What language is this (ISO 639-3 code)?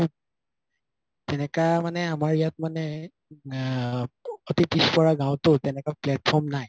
asm